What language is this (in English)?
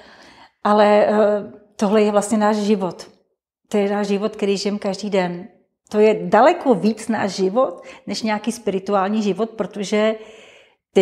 Czech